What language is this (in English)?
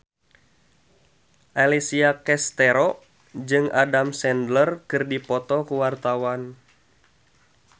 Sundanese